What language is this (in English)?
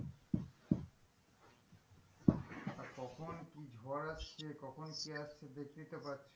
Bangla